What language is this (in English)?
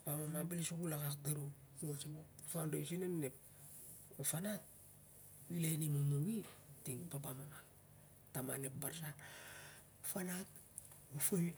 Siar-Lak